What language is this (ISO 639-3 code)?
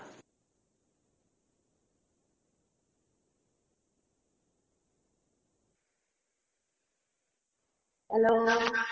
ben